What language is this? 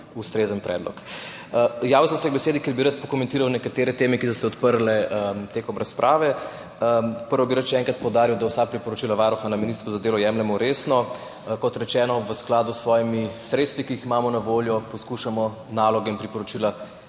Slovenian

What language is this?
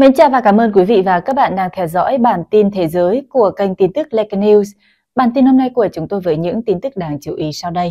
Vietnamese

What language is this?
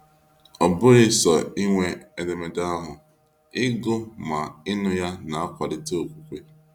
Igbo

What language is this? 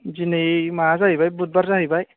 Bodo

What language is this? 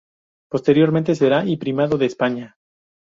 Spanish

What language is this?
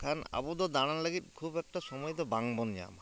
Santali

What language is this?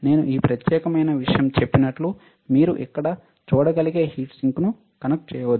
Telugu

